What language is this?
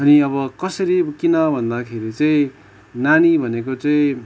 Nepali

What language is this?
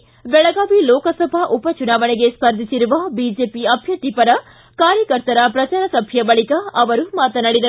Kannada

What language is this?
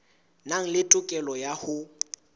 Southern Sotho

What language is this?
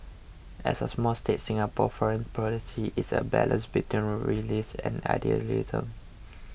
English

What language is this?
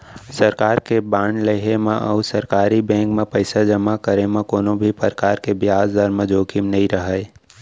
Chhattisgarhi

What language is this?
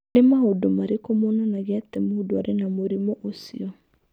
Kikuyu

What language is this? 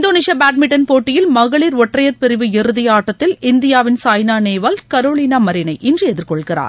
Tamil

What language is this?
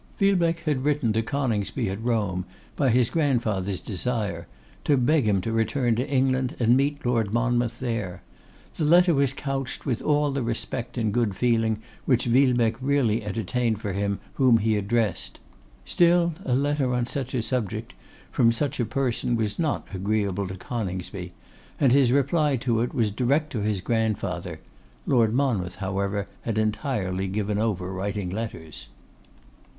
English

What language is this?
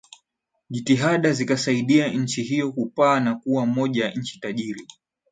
Swahili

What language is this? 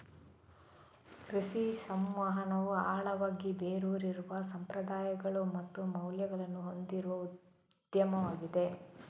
Kannada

